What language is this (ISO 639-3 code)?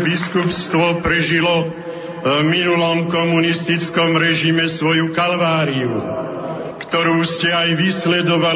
slk